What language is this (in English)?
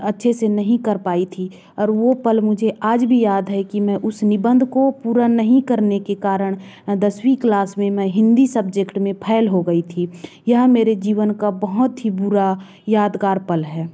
Hindi